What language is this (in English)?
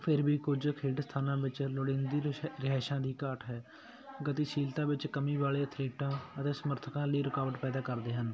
Punjabi